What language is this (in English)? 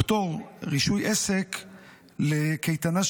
Hebrew